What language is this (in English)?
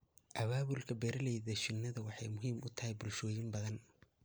Somali